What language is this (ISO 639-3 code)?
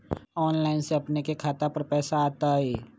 mag